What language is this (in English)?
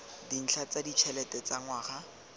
Tswana